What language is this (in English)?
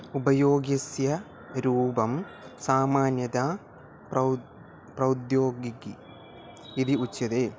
Sanskrit